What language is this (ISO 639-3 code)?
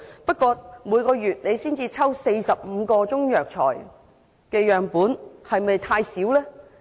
yue